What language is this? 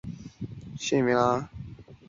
Chinese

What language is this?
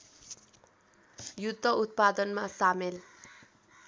Nepali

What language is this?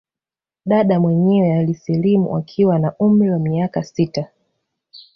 Swahili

